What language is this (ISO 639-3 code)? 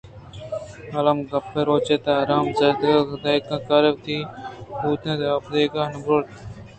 bgp